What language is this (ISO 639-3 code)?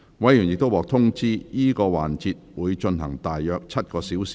yue